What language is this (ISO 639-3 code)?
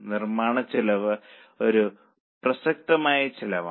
mal